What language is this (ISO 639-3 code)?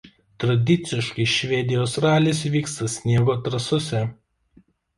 lit